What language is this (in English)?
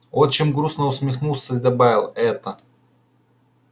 Russian